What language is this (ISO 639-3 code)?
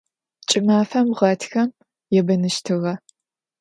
ady